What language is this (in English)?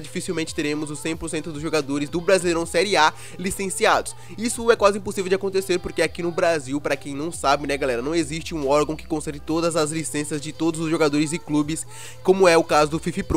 Portuguese